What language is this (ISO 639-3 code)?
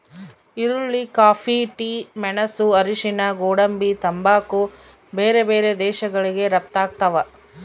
kan